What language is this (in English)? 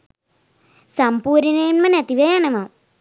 Sinhala